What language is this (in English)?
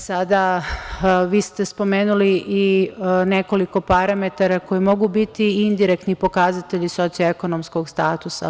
Serbian